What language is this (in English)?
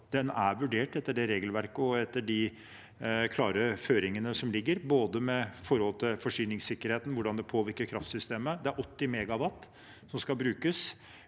Norwegian